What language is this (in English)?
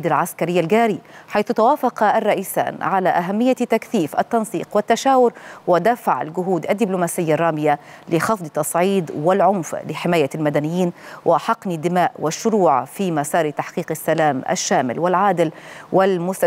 Arabic